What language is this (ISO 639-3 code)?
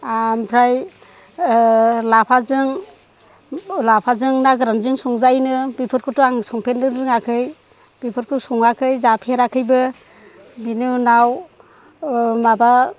brx